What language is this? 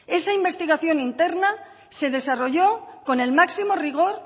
Spanish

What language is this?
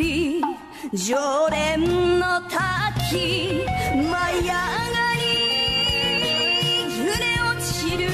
Japanese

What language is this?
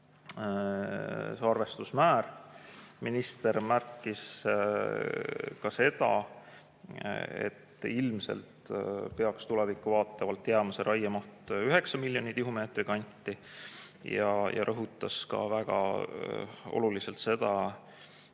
Estonian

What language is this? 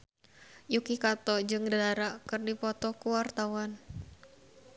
Sundanese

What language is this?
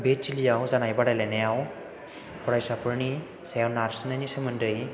Bodo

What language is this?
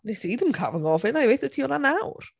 Welsh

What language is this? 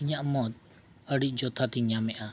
Santali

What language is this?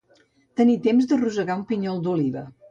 Catalan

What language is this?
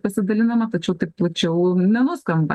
Lithuanian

